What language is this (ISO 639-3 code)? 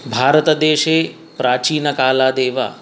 san